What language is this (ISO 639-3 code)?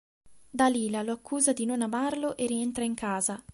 ita